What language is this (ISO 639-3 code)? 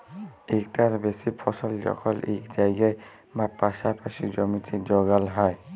ben